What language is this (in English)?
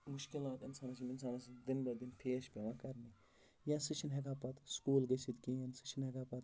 Kashmiri